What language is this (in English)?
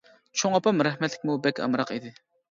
Uyghur